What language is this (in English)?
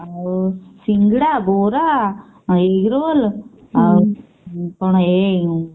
Odia